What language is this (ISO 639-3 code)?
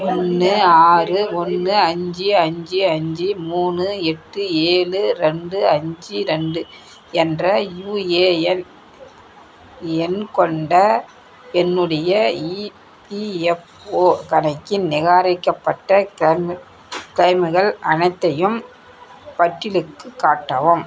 tam